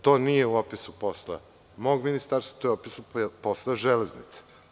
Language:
Serbian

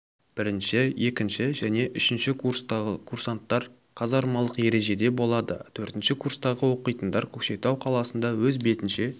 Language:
Kazakh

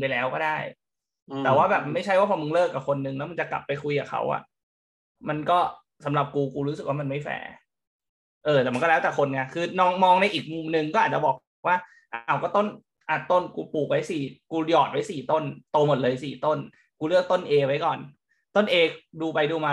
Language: Thai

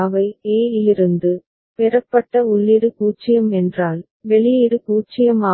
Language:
Tamil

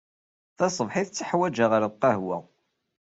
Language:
Kabyle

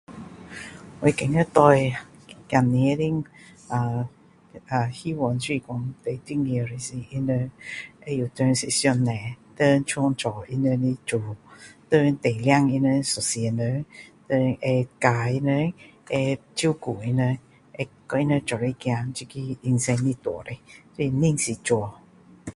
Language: Min Dong Chinese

